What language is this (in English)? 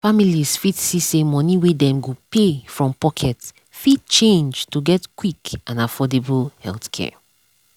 Nigerian Pidgin